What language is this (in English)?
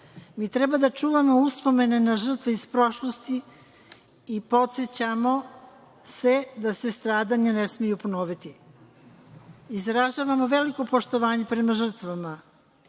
Serbian